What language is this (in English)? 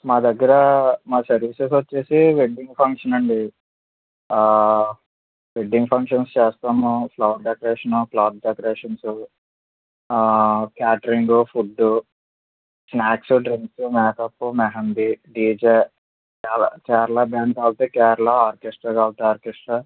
Telugu